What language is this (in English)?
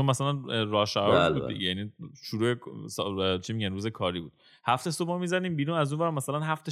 Persian